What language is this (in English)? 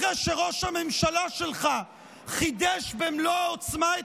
Hebrew